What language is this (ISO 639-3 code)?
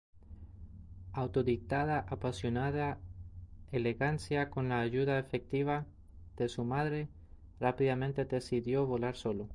spa